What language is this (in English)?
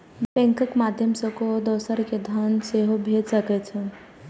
Maithili